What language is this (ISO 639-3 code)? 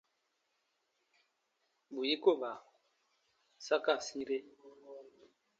bba